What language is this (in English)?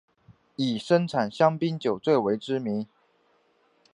Chinese